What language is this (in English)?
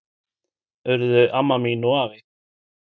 Icelandic